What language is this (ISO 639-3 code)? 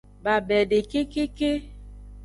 ajg